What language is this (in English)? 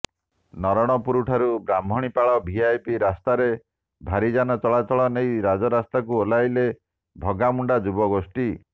Odia